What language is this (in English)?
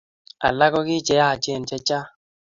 Kalenjin